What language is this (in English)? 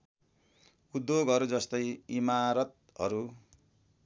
Nepali